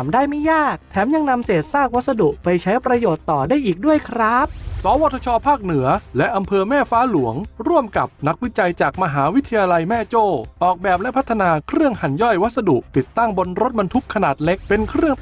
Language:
Thai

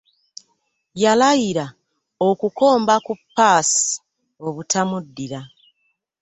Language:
Ganda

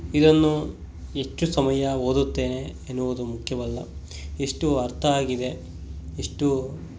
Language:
Kannada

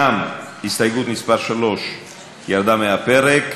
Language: Hebrew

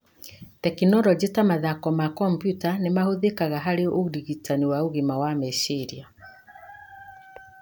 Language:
Kikuyu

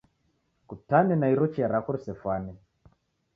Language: Taita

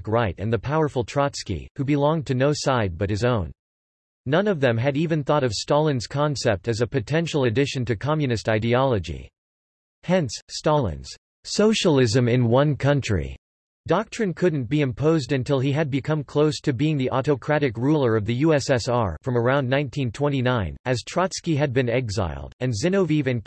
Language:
English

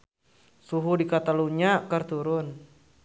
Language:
Sundanese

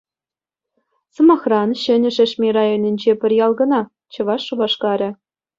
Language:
Chuvash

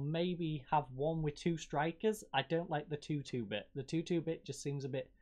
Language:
English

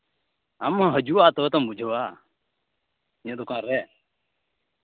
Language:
Santali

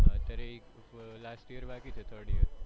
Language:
Gujarati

